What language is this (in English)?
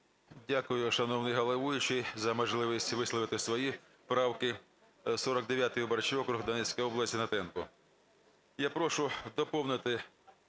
Ukrainian